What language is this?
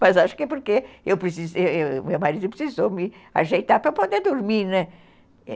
Portuguese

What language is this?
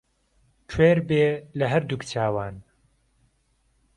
Central Kurdish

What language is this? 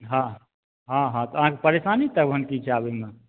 Maithili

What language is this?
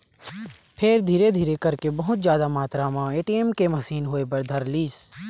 Chhattisgarhi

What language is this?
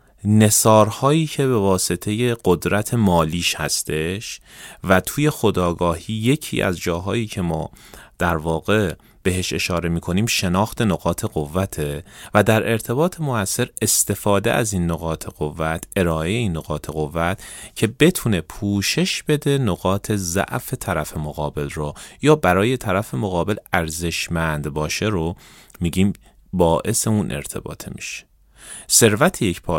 Persian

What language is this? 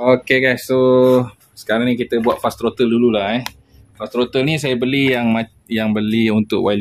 Malay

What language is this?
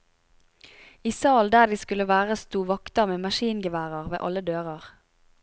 Norwegian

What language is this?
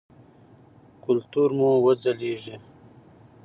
Pashto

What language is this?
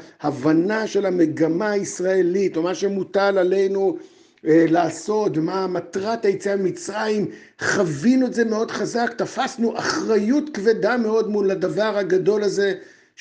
Hebrew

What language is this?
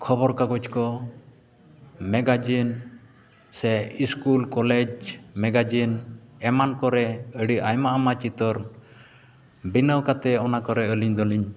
Santali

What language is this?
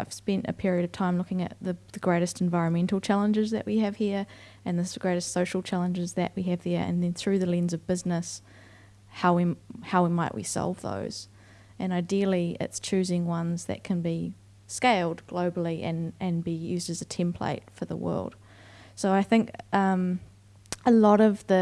English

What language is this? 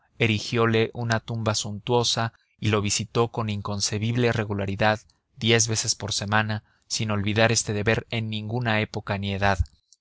Spanish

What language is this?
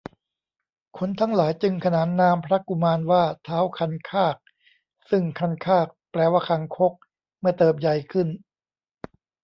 Thai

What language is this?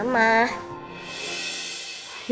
Indonesian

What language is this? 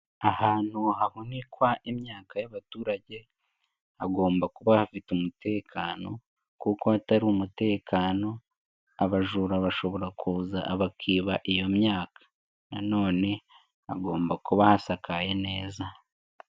Kinyarwanda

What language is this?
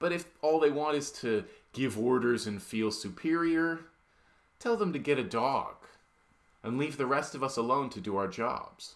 English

